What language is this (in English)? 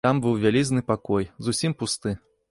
Belarusian